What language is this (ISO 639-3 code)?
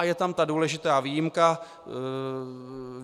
ces